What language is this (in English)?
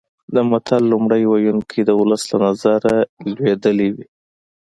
Pashto